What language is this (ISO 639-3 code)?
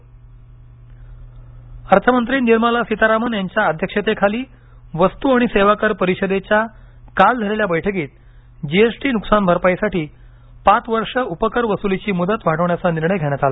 mar